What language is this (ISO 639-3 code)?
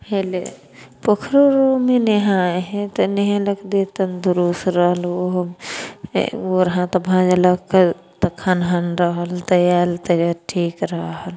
mai